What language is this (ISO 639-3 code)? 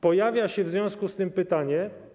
pol